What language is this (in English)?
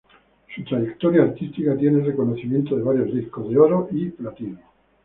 Spanish